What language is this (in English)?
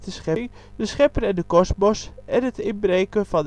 Dutch